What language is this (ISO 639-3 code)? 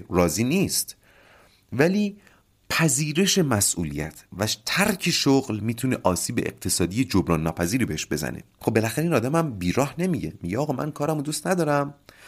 fas